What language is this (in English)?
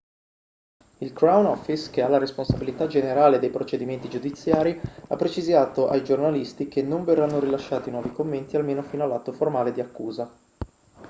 Italian